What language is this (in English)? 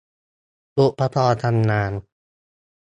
Thai